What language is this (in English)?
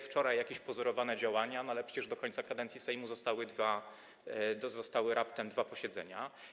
Polish